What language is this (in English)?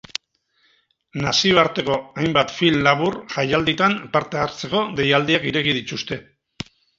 Basque